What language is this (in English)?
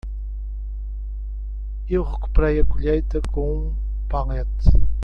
Portuguese